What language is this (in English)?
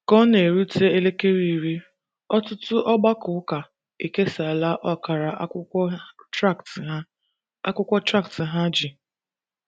Igbo